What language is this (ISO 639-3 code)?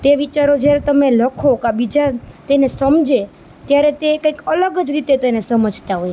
guj